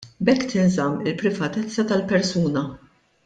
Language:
Maltese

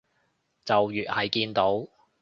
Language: Cantonese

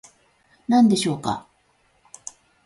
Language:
Japanese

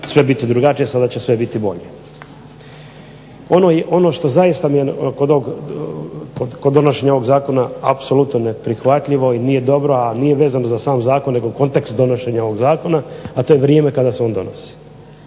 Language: Croatian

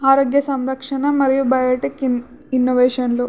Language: Telugu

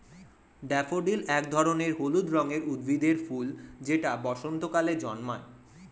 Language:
Bangla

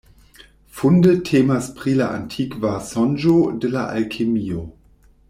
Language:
Esperanto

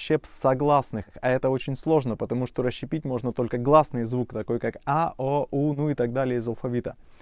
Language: Russian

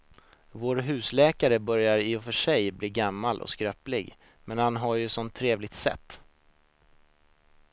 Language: Swedish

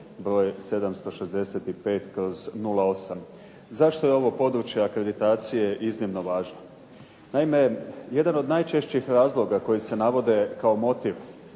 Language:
Croatian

